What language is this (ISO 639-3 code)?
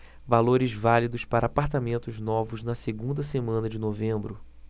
por